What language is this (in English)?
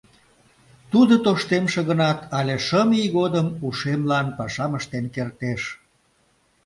Mari